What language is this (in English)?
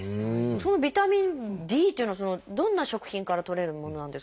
Japanese